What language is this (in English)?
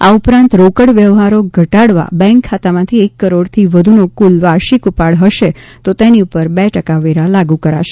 Gujarati